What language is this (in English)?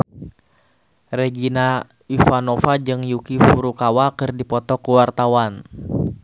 Sundanese